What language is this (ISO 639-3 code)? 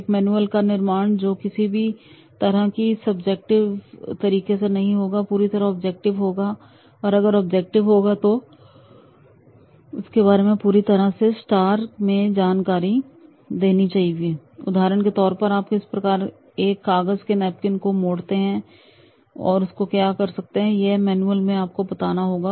hin